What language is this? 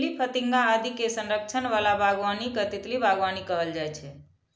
Maithili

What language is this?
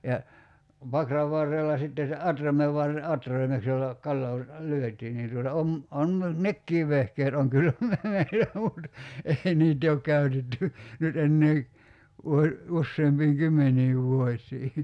Finnish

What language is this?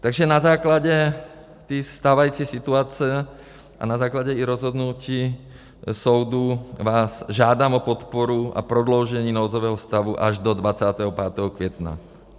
Czech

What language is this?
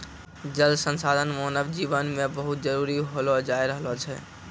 Maithili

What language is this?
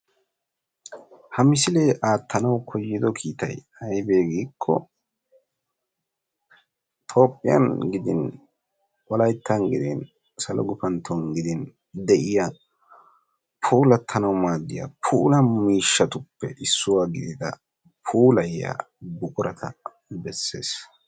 Wolaytta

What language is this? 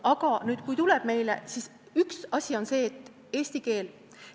Estonian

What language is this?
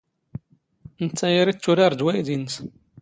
Standard Moroccan Tamazight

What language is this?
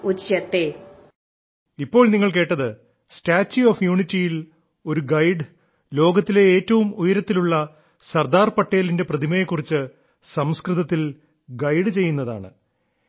Malayalam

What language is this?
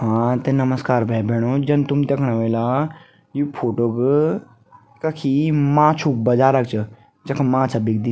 Garhwali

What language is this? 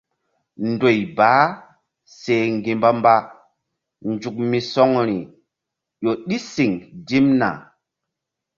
Mbum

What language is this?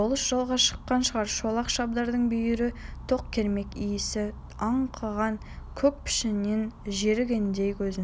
Kazakh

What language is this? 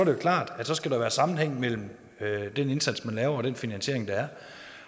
Danish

